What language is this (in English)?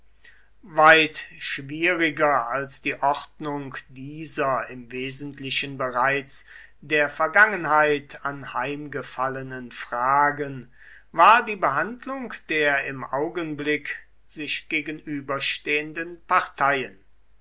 German